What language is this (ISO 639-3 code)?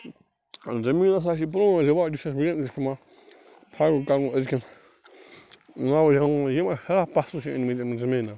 kas